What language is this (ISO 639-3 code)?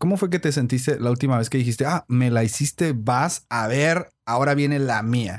spa